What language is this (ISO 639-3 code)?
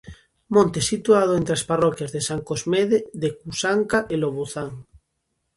glg